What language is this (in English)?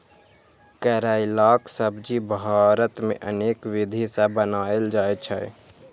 Maithili